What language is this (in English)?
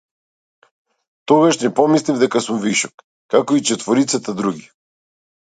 Macedonian